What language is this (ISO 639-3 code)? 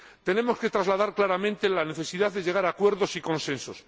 spa